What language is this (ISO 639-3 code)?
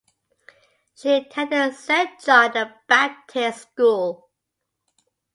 eng